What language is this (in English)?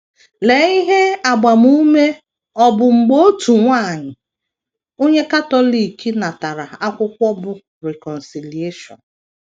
Igbo